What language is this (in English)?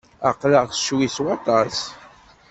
Kabyle